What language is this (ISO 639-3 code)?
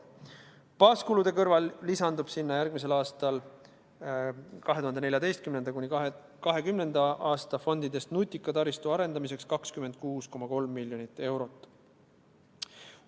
est